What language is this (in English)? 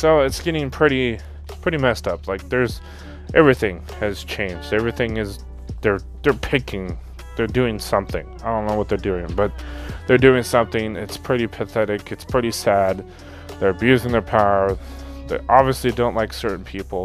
English